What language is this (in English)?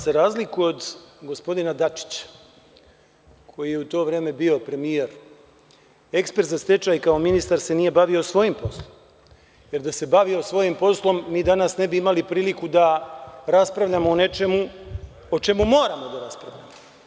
Serbian